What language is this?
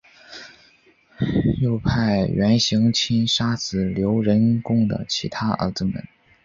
Chinese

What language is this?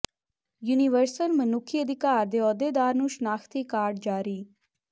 Punjabi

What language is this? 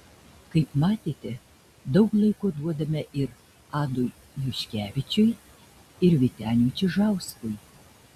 Lithuanian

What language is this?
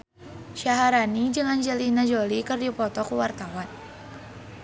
Sundanese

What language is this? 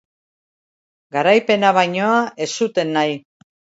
Basque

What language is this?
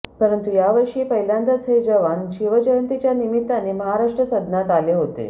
Marathi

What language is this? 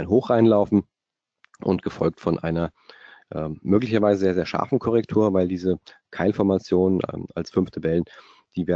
German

